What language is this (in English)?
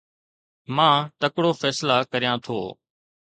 Sindhi